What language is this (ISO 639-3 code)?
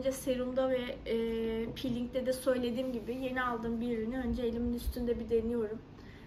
tur